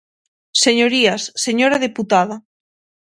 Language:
Galician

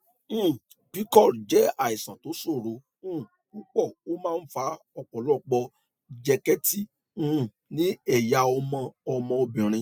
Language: Yoruba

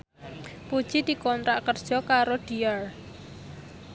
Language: Javanese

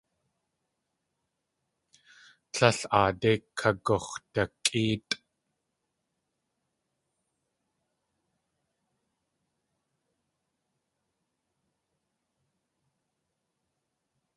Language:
Tlingit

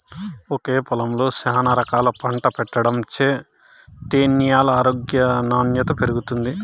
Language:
Telugu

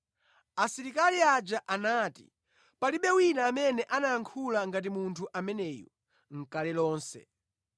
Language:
Nyanja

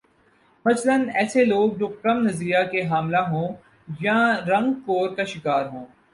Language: Urdu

